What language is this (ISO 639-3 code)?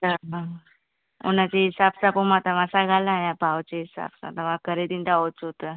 snd